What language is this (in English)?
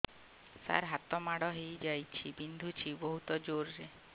Odia